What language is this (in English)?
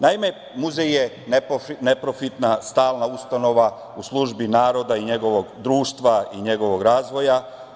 Serbian